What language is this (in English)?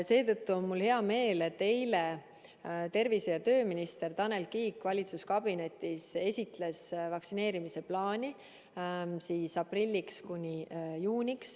Estonian